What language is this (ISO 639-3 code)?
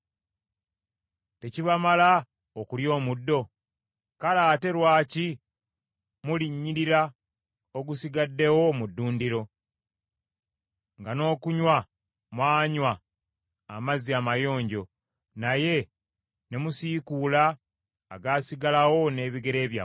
lug